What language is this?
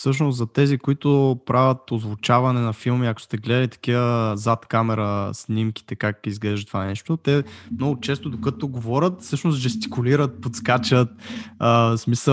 Bulgarian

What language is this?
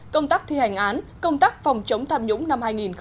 Vietnamese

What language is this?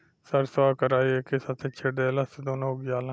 Bhojpuri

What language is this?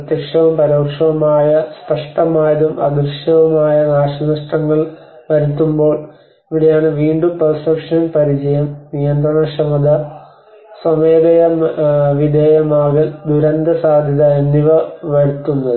Malayalam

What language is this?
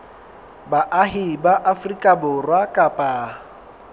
Southern Sotho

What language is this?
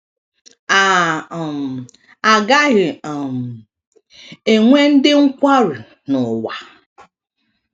Igbo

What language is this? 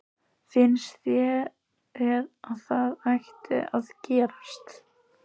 Icelandic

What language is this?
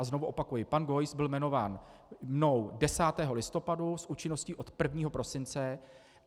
Czech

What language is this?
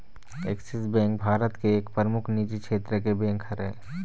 Chhattisgarhi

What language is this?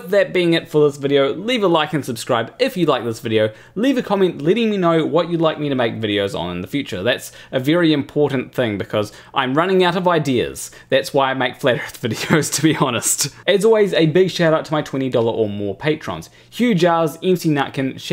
English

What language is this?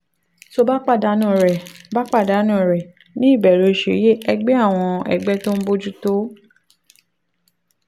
Yoruba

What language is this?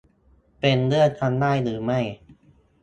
Thai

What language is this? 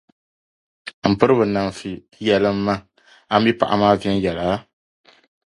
Dagbani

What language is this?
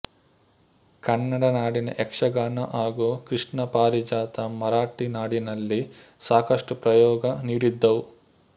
Kannada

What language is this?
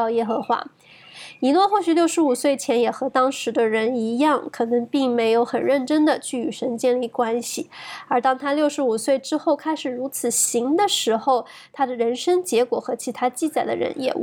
Chinese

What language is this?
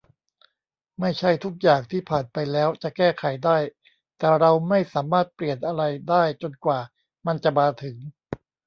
Thai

